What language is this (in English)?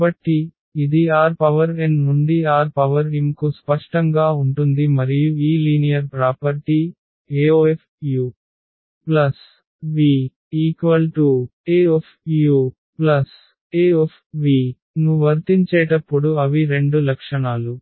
Telugu